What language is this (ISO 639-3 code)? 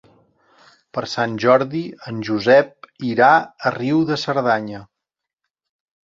cat